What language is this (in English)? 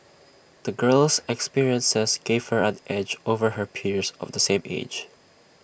English